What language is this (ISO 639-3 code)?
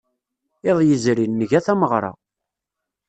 kab